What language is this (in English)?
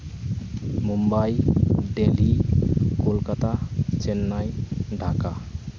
Santali